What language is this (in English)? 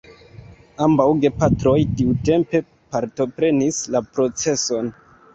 Esperanto